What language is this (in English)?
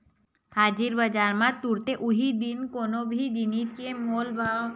Chhattisgarhi